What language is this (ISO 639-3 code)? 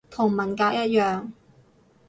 yue